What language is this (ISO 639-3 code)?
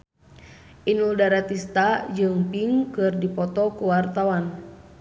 sun